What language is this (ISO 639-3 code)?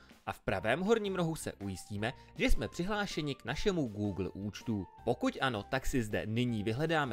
ces